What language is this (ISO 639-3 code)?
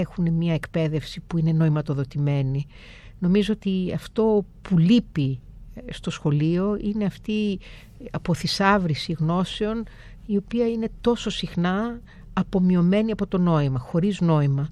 ell